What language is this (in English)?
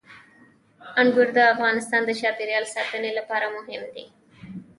Pashto